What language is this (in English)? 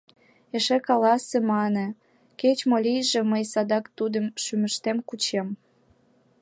Mari